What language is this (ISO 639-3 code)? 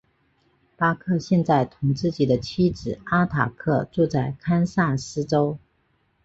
zho